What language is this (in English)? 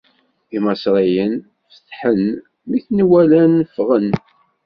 Kabyle